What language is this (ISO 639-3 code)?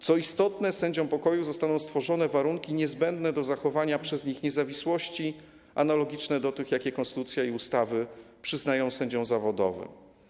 pol